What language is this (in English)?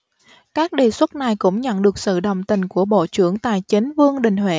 Vietnamese